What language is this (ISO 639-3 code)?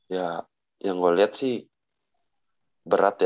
ind